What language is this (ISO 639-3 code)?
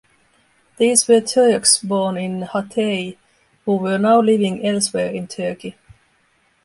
eng